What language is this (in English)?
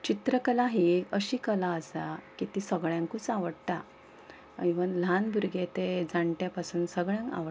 Konkani